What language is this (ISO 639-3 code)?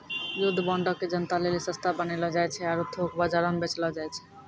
mai